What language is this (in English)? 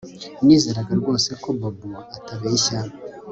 Kinyarwanda